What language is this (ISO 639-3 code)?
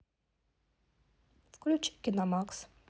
rus